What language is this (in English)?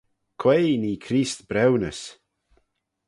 Manx